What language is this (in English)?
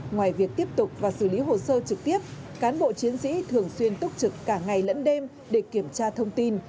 Vietnamese